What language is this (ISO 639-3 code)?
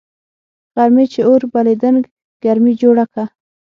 pus